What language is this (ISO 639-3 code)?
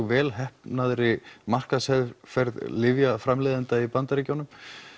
isl